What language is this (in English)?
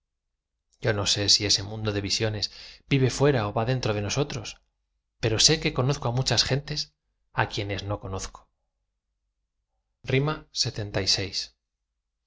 Spanish